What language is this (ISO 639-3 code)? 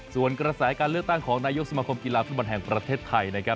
tha